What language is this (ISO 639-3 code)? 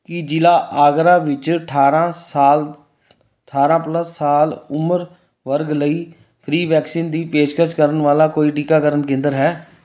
pan